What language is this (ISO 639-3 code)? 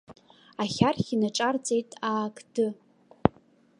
abk